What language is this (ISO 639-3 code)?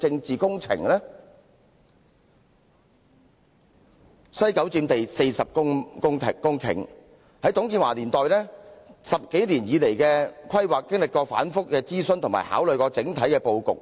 yue